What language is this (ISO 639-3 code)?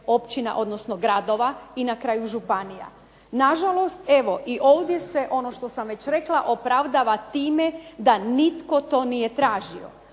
hrv